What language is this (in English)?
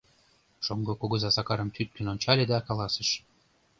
Mari